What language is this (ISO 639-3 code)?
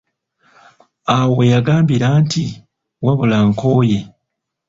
lug